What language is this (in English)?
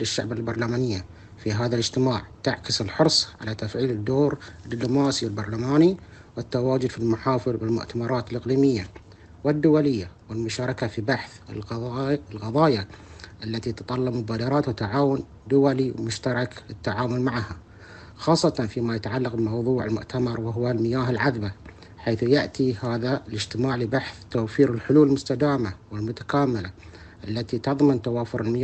Arabic